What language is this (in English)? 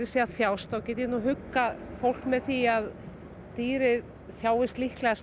Icelandic